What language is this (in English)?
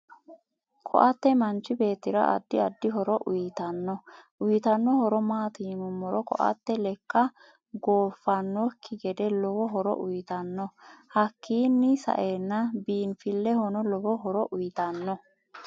Sidamo